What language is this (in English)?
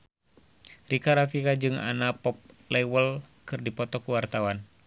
Sundanese